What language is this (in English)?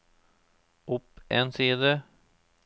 Norwegian